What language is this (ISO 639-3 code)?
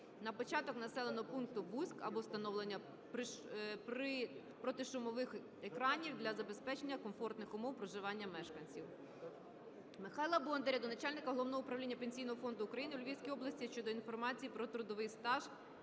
ukr